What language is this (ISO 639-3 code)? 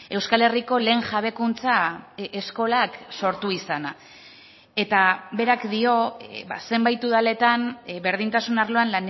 eus